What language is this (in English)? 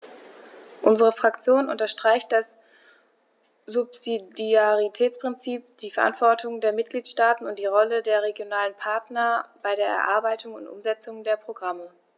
German